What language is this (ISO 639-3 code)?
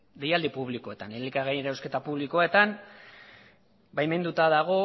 eus